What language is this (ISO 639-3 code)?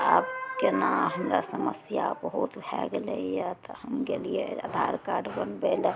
mai